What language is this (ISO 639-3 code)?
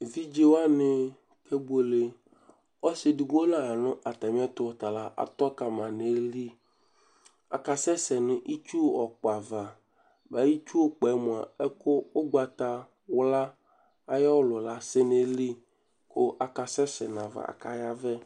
kpo